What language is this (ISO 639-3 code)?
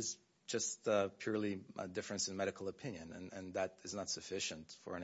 eng